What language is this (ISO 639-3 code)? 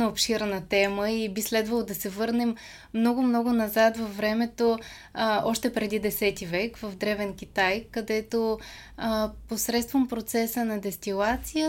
bul